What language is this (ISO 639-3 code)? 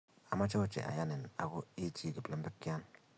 kln